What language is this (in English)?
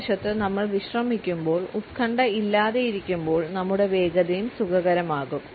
Malayalam